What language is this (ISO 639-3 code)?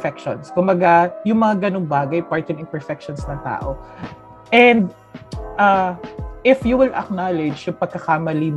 fil